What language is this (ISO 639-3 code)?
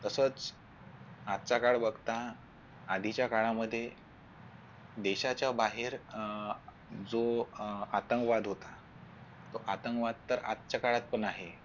mar